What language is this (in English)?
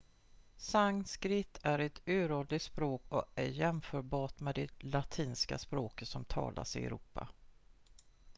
Swedish